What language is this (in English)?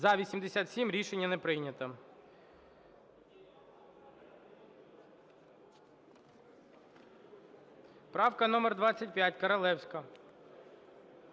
Ukrainian